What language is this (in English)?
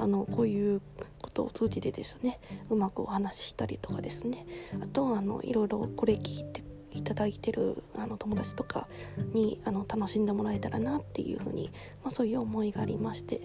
Japanese